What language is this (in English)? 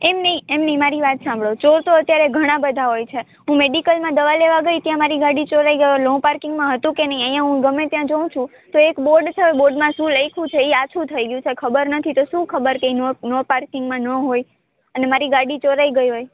Gujarati